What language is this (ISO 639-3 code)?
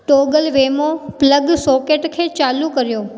snd